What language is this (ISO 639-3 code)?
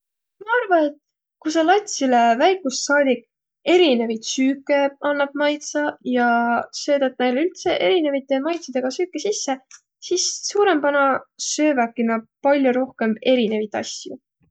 vro